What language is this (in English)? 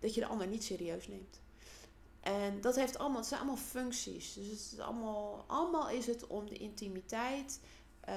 Dutch